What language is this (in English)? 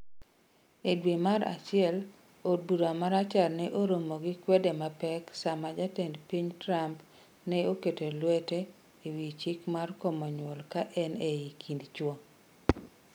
Luo (Kenya and Tanzania)